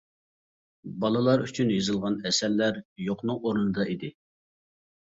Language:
Uyghur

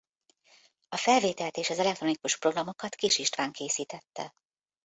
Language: Hungarian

